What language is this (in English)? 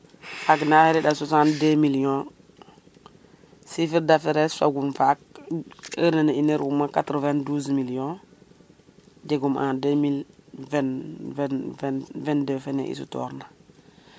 Serer